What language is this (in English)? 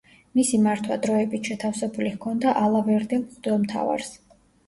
Georgian